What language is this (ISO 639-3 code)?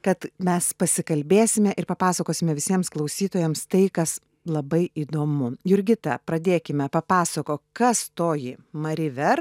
lit